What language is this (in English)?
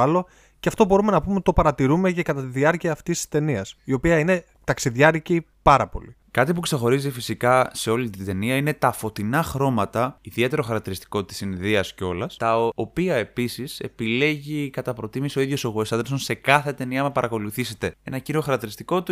Greek